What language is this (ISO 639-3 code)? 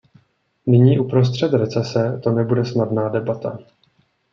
ces